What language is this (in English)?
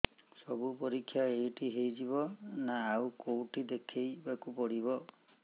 Odia